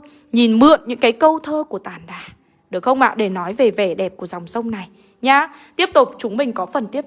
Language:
Vietnamese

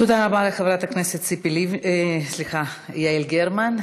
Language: Hebrew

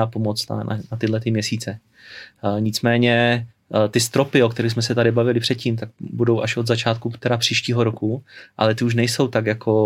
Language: Czech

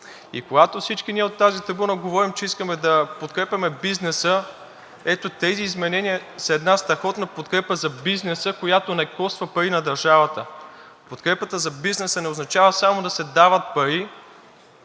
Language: Bulgarian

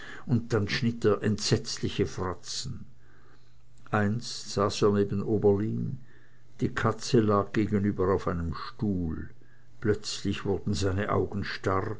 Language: German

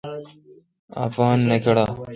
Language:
Kalkoti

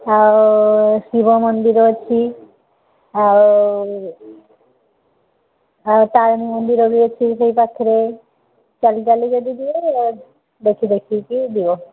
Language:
Odia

